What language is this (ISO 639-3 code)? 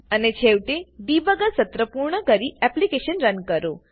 guj